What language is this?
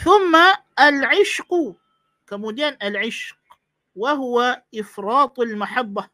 Malay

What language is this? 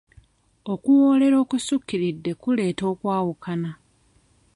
Ganda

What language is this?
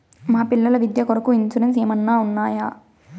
Telugu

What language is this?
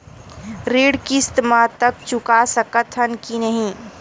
Chhattisgarhi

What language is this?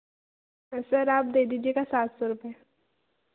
Hindi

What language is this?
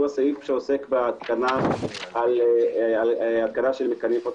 Hebrew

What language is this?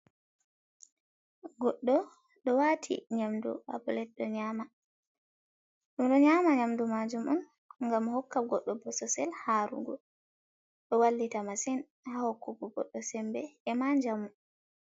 Fula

